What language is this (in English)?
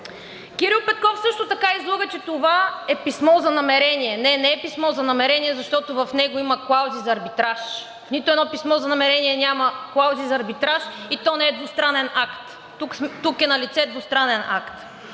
Bulgarian